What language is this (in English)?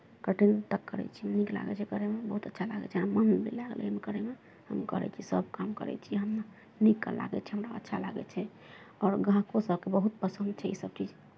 Maithili